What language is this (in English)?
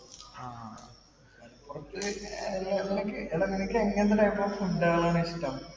Malayalam